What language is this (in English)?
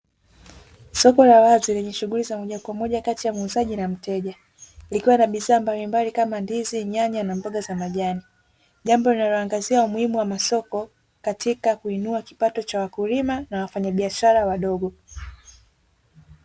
Swahili